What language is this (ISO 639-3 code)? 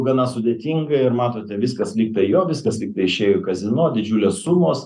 lit